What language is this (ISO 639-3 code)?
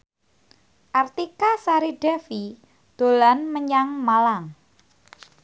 jav